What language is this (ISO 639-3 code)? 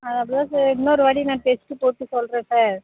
tam